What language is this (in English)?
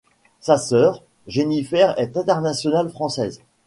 French